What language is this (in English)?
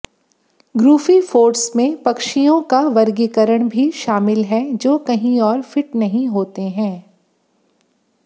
Hindi